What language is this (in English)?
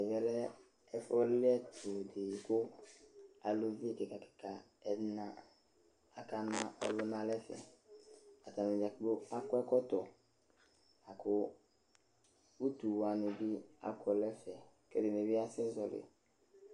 Ikposo